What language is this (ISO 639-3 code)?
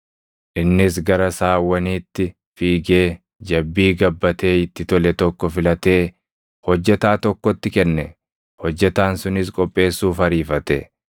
orm